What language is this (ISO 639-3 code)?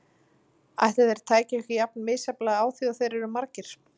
isl